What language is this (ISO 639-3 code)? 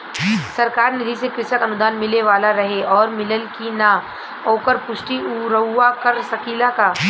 bho